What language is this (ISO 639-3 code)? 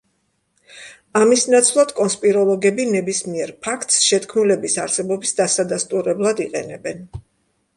kat